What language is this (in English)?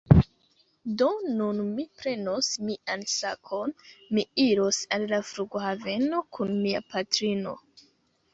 Esperanto